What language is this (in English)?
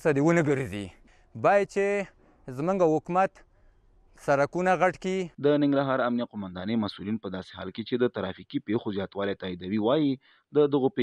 Persian